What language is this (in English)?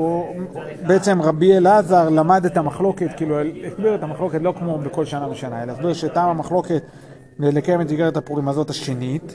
Hebrew